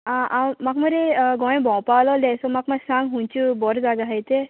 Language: Konkani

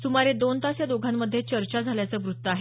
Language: Marathi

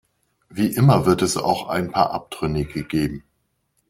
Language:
German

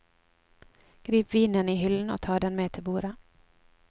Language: Norwegian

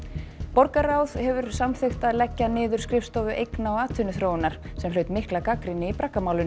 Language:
Icelandic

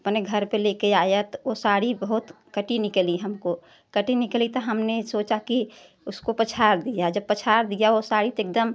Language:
Hindi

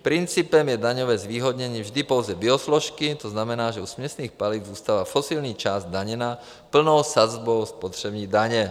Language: Czech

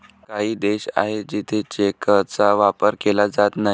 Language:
Marathi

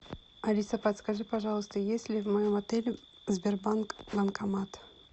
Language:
Russian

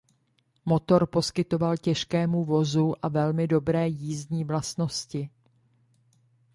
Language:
Czech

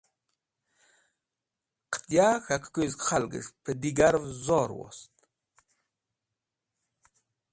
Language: Wakhi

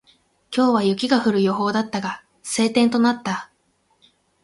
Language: Japanese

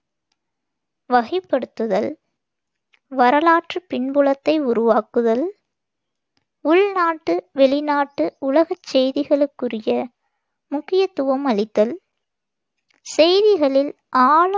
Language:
Tamil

